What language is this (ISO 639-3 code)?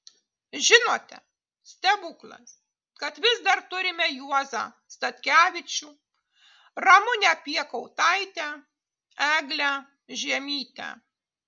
lit